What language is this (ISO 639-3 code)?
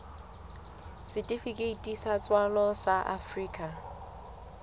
sot